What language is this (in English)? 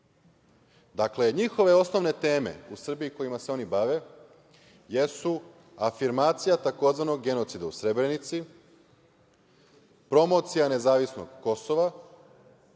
Serbian